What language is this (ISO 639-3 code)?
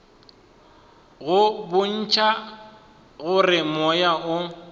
nso